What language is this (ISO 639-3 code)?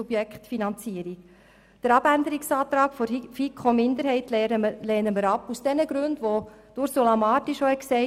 gsw